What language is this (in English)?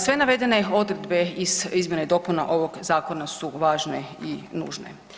Croatian